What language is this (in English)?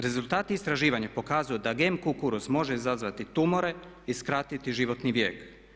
Croatian